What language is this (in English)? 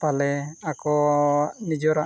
Santali